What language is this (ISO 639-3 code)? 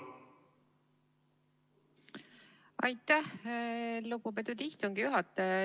est